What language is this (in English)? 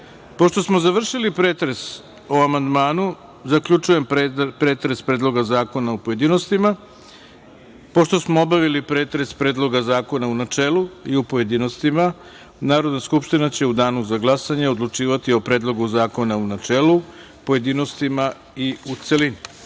Serbian